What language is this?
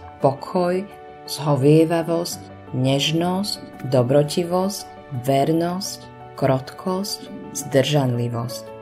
Slovak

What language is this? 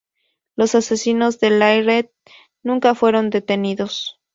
Spanish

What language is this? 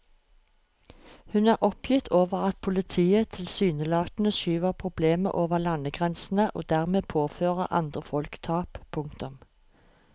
Norwegian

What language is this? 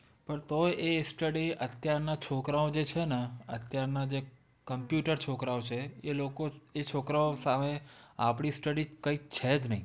Gujarati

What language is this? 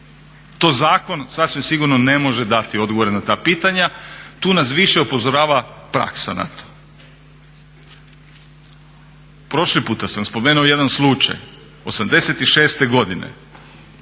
Croatian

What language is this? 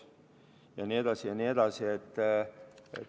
Estonian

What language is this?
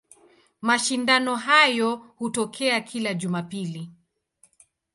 Swahili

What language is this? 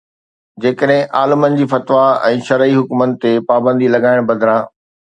Sindhi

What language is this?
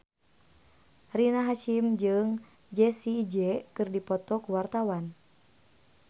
Sundanese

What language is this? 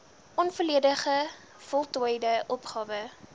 Afrikaans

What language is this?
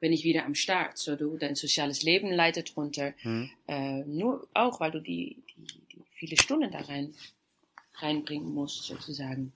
German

